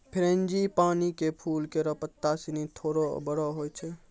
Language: Maithili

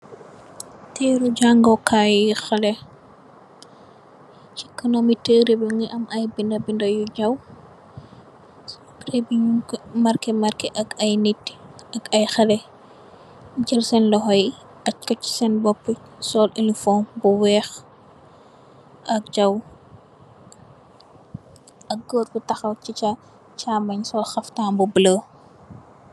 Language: Wolof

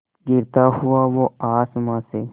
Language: Hindi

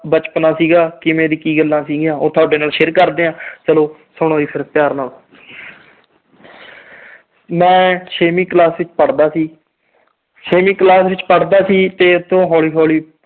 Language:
Punjabi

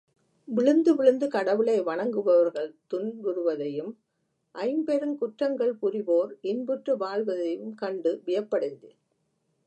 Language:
Tamil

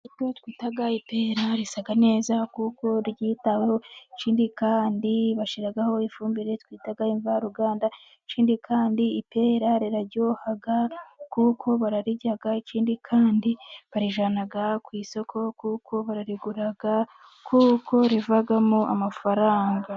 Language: Kinyarwanda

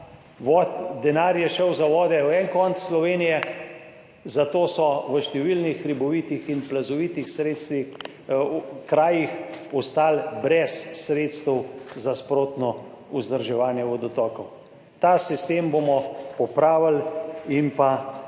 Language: Slovenian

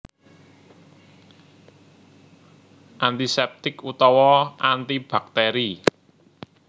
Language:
Javanese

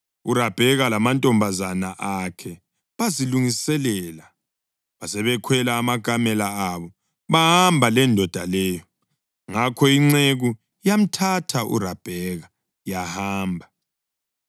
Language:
North Ndebele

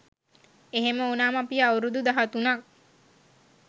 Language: Sinhala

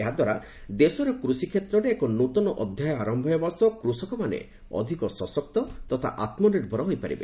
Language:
Odia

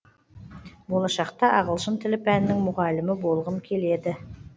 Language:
Kazakh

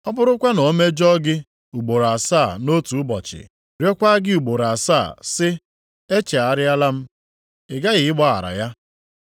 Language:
Igbo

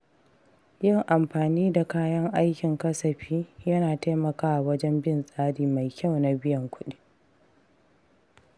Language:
Hausa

